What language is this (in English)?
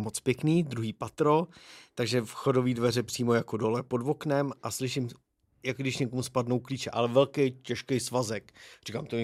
Czech